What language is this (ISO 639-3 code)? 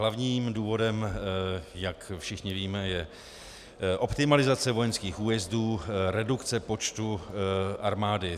ces